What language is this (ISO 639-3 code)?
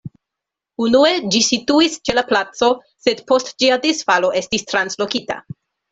epo